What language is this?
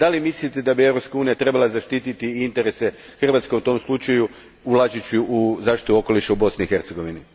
Croatian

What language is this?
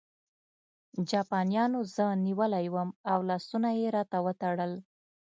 Pashto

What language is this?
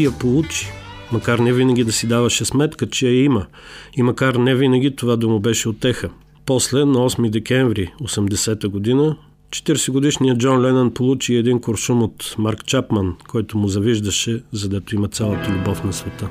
Bulgarian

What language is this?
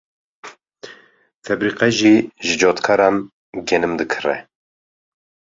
Kurdish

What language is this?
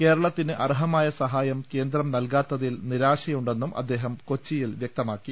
Malayalam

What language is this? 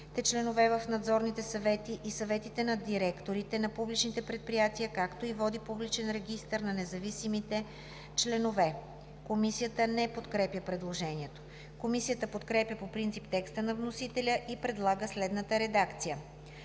Bulgarian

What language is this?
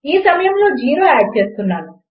Telugu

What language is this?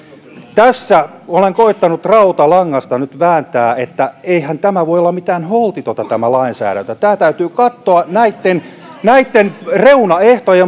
Finnish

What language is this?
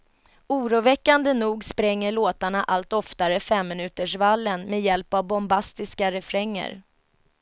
Swedish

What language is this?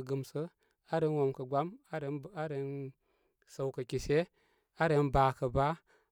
Koma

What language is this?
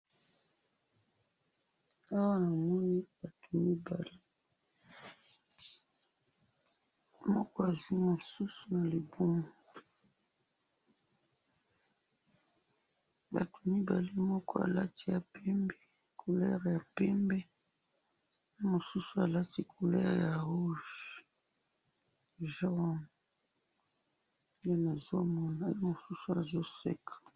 Lingala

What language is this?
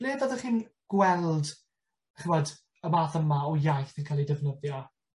Welsh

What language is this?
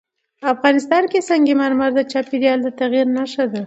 Pashto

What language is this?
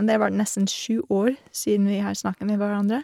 Norwegian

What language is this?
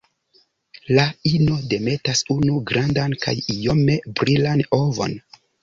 Esperanto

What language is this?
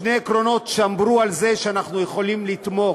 Hebrew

